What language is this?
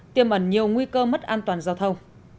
Vietnamese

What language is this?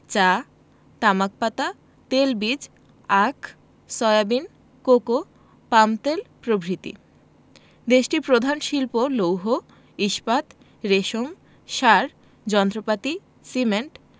Bangla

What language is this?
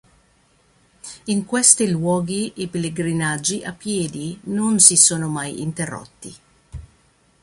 Italian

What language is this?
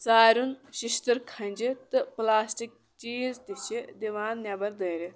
Kashmiri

